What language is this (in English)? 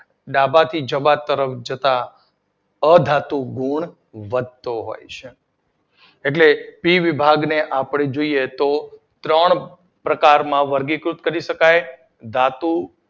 Gujarati